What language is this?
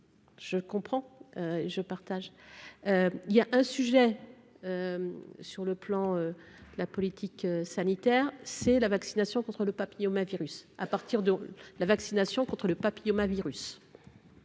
French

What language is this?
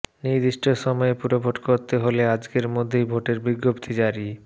Bangla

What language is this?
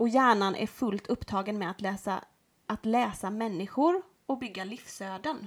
Swedish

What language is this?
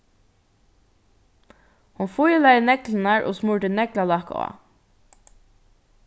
Faroese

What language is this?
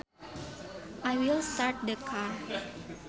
Sundanese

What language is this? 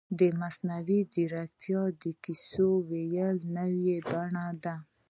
Pashto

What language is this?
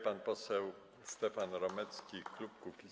Polish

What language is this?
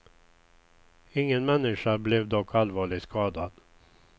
Swedish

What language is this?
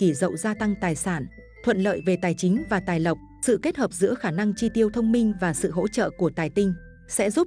Vietnamese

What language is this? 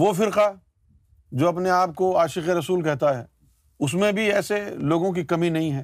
Urdu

